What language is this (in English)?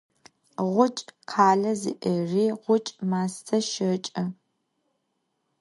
Adyghe